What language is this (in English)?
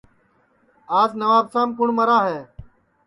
Sansi